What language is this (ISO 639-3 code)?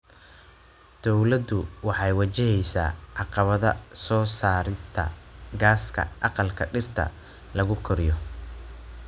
som